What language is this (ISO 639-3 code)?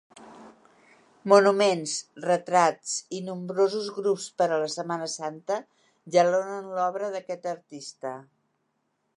cat